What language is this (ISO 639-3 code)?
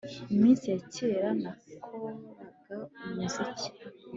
kin